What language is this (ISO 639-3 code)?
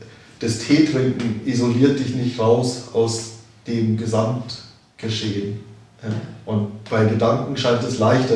deu